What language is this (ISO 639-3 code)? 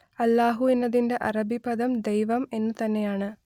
mal